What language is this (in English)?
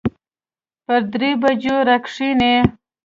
Pashto